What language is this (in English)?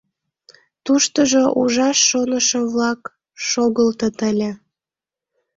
Mari